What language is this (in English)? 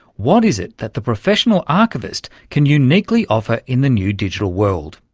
English